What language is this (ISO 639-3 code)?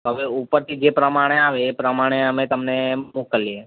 guj